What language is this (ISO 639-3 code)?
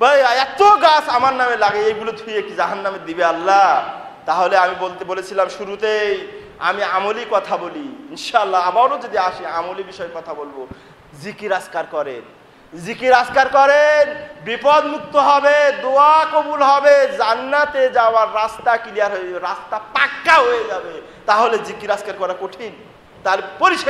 nld